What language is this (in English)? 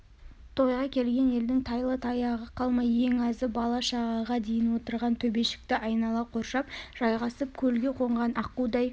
Kazakh